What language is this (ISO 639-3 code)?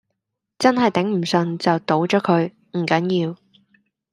yue